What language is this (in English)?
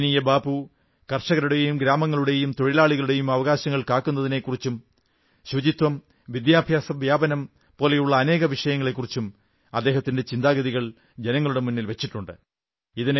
Malayalam